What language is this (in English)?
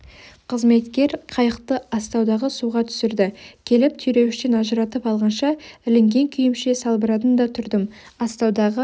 Kazakh